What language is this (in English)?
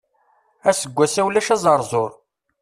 Kabyle